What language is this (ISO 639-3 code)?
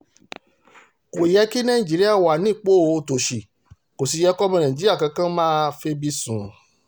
yor